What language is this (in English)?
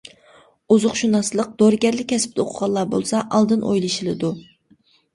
Uyghur